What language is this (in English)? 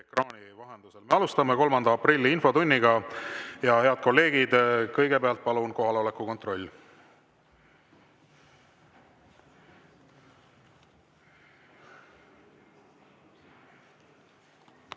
Estonian